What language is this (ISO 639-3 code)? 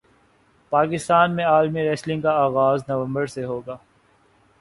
urd